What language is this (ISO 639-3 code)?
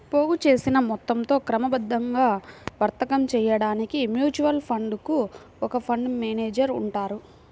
tel